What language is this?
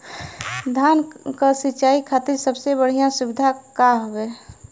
Bhojpuri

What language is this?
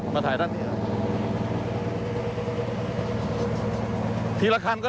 Thai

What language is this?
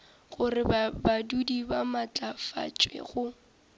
Northern Sotho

